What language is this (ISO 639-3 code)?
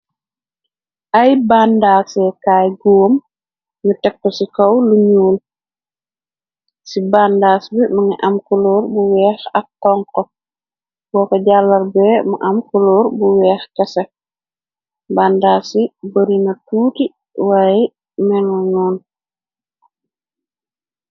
wol